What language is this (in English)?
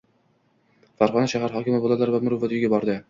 Uzbek